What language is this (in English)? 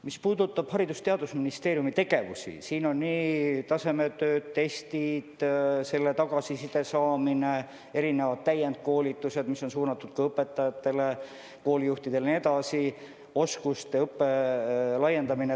Estonian